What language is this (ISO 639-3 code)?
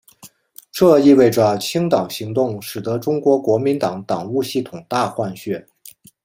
zho